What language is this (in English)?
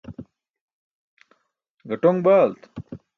Burushaski